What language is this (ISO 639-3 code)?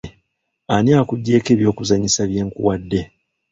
lug